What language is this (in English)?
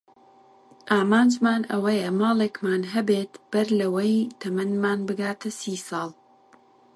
Central Kurdish